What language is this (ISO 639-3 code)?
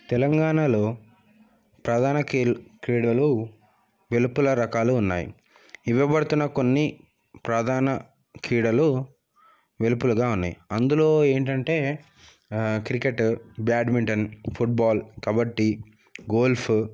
tel